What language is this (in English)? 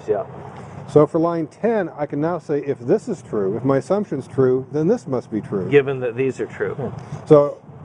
English